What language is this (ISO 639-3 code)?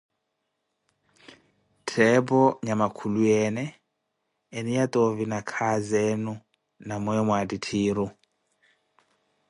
eko